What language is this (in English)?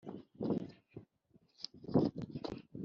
Kinyarwanda